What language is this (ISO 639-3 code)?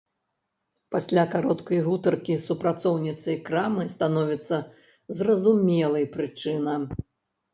bel